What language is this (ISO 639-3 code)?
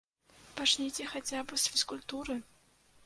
bel